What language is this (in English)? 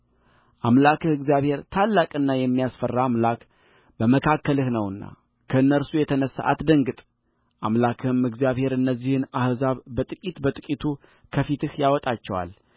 Amharic